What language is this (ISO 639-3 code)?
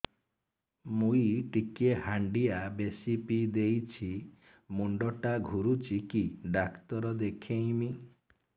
ori